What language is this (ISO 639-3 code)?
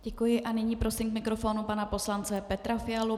ces